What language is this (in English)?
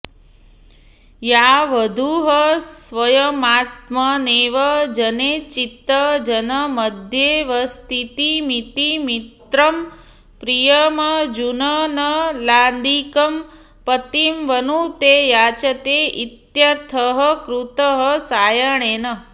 Sanskrit